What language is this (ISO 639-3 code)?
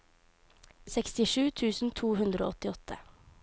nor